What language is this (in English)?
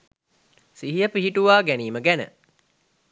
Sinhala